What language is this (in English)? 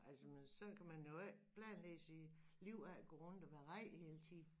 Danish